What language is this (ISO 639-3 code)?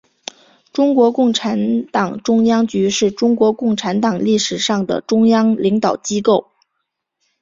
zho